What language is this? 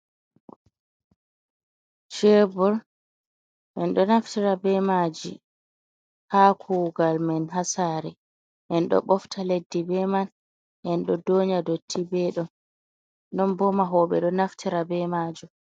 Fula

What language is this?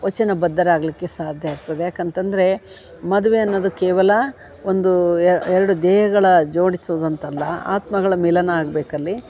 Kannada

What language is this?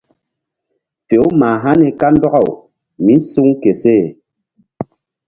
Mbum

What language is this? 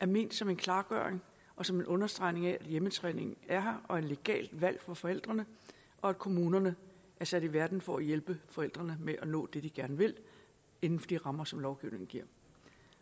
Danish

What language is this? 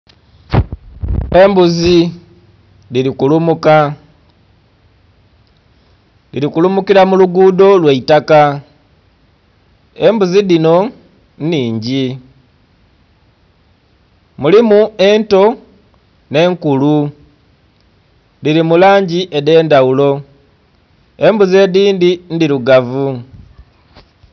Soga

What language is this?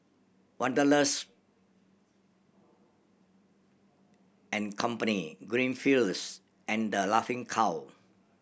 English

